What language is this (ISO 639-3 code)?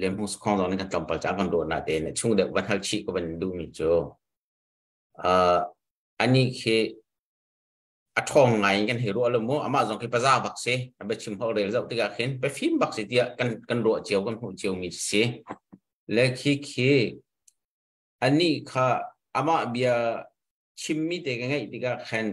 tha